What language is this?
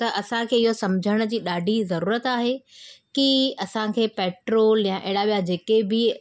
Sindhi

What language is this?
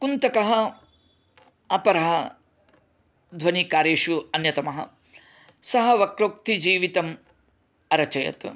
Sanskrit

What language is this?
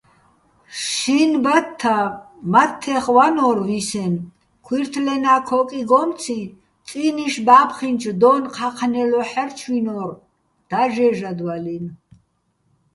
Bats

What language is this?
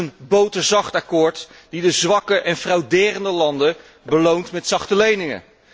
Dutch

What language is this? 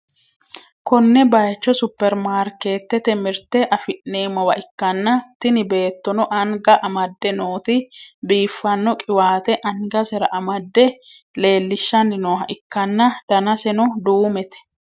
Sidamo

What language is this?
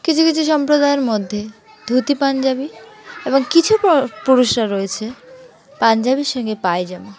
Bangla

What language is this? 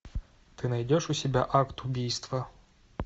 Russian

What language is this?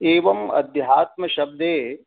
Sanskrit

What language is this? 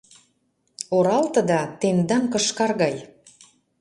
Mari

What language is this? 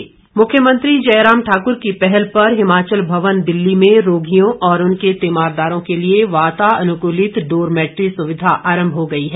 Hindi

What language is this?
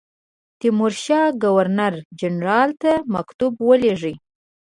Pashto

